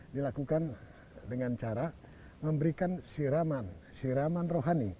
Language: Indonesian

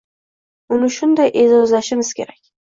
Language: Uzbek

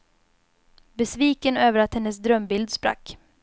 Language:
Swedish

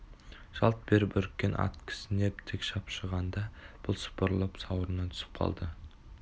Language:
Kazakh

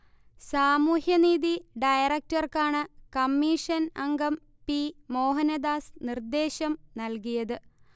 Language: Malayalam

